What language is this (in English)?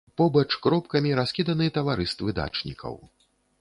Belarusian